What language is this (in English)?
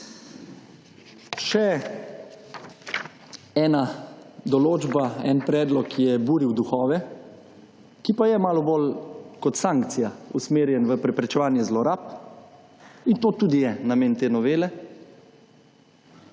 Slovenian